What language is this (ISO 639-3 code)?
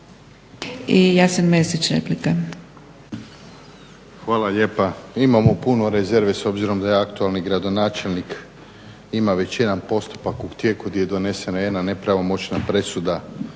hrv